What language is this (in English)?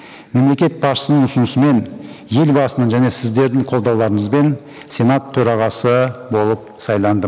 Kazakh